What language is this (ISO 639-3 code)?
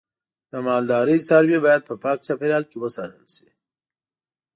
pus